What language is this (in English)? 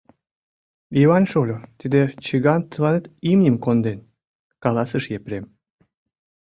Mari